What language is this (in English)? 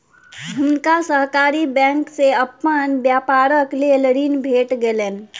Maithili